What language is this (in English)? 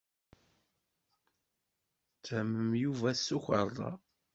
Kabyle